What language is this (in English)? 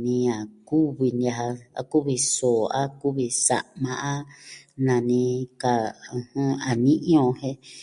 Southwestern Tlaxiaco Mixtec